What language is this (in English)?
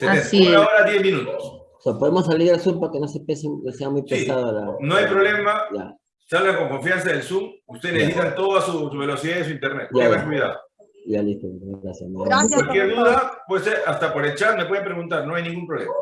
Spanish